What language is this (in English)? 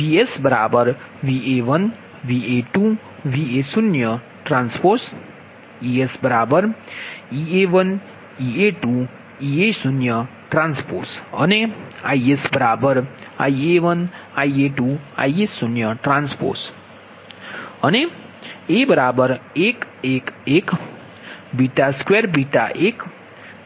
Gujarati